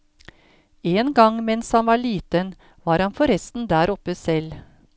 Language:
Norwegian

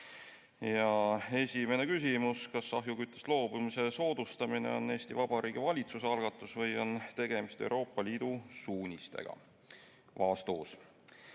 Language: Estonian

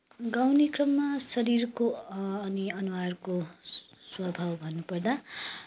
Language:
Nepali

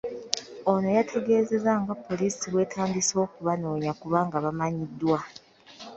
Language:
Ganda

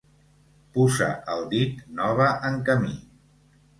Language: Catalan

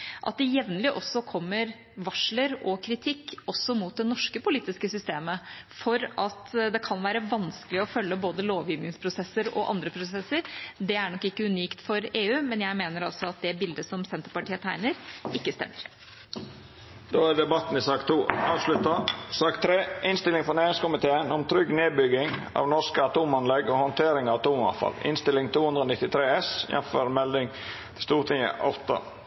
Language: Norwegian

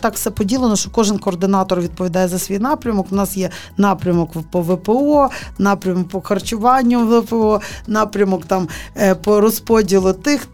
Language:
Ukrainian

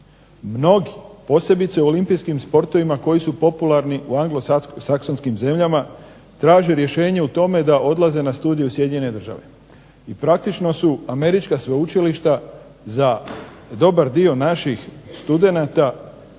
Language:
Croatian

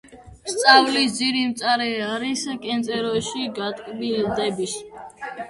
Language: Georgian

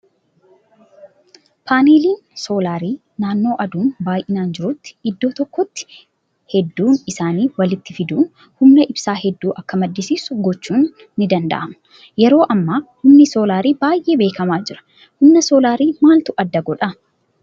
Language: Oromo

